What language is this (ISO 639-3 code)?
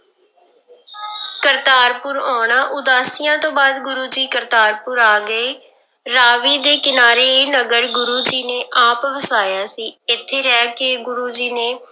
pan